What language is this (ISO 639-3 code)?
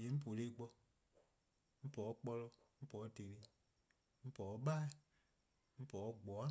kqo